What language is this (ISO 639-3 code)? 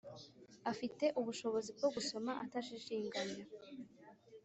kin